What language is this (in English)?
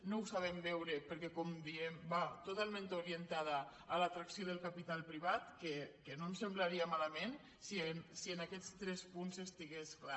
Catalan